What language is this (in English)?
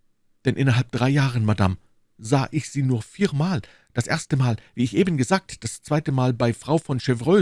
German